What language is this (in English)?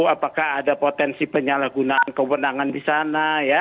Indonesian